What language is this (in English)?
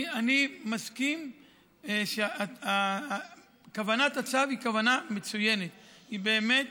Hebrew